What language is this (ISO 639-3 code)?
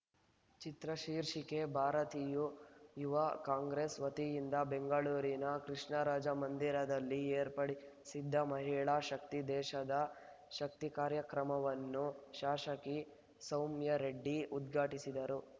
kan